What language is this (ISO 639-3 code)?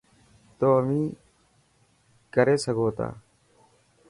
mki